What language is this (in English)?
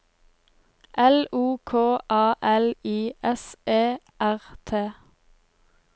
Norwegian